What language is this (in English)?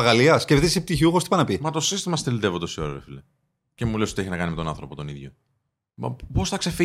Greek